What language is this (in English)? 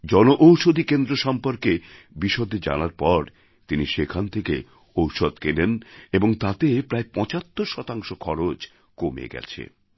Bangla